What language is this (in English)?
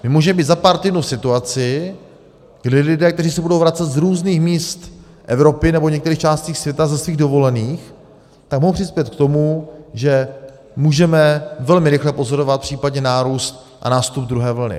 Czech